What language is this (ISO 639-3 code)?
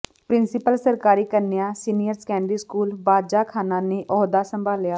pan